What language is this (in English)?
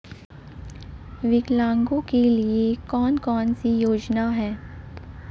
Hindi